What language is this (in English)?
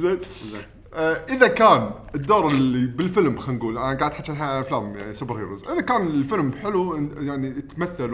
Arabic